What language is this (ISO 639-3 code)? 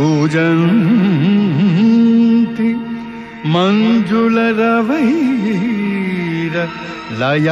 kan